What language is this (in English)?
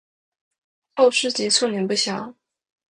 Chinese